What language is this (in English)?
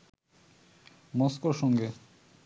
Bangla